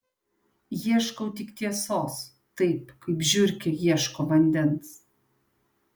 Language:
Lithuanian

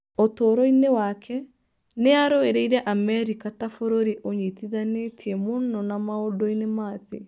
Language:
Kikuyu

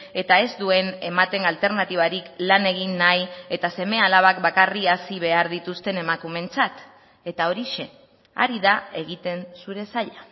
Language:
Basque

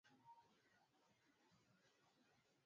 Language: Swahili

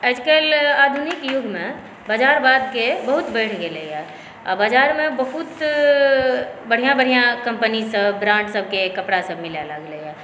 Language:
Maithili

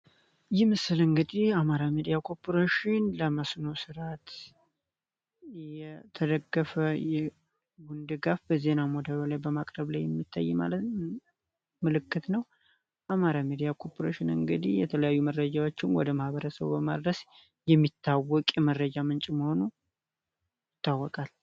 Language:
Amharic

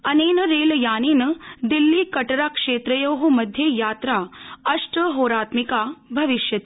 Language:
Sanskrit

